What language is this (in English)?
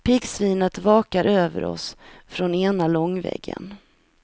Swedish